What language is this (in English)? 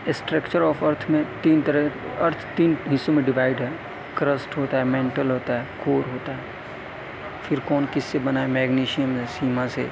Urdu